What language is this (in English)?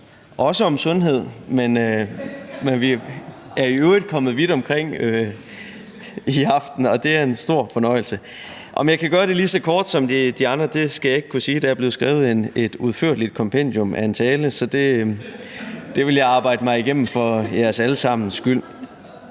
Danish